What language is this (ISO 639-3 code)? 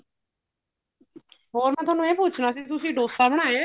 pan